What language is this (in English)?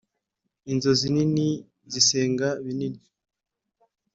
Kinyarwanda